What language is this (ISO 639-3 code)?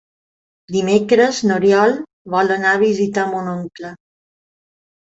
cat